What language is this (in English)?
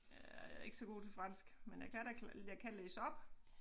Danish